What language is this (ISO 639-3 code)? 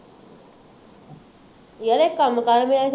pan